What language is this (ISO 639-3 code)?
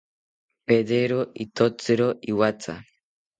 cpy